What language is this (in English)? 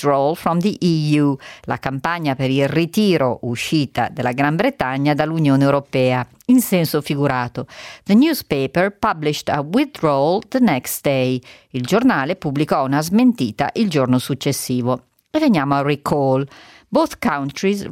Italian